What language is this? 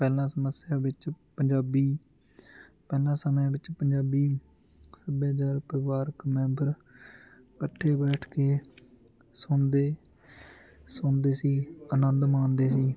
Punjabi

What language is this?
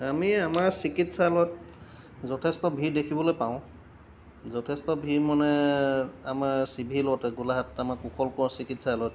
Assamese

